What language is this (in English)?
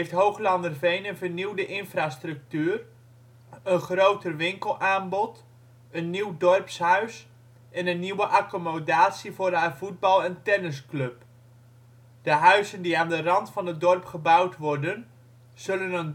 Dutch